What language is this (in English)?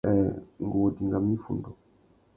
Tuki